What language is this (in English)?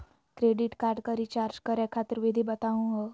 Magahi